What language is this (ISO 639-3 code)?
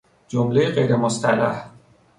fas